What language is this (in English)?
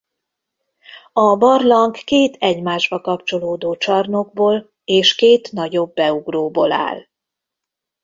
Hungarian